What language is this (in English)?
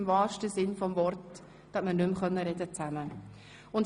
Swiss German